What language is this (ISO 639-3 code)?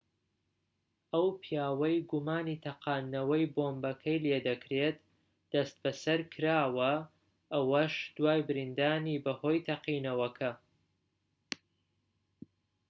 ckb